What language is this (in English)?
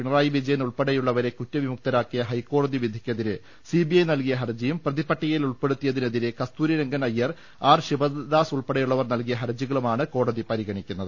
Malayalam